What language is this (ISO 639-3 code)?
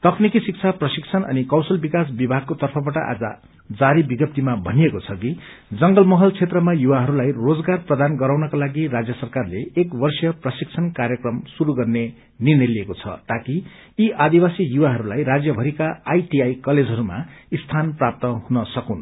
nep